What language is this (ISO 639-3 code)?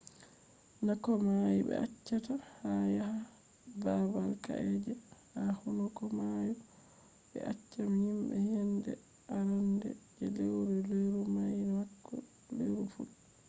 ful